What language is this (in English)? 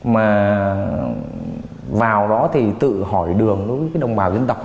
Vietnamese